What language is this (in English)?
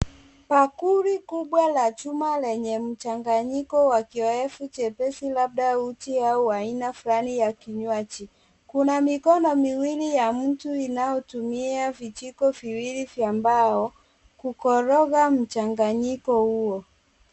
Swahili